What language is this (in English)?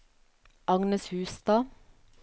Norwegian